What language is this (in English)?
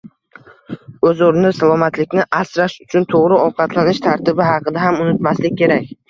Uzbek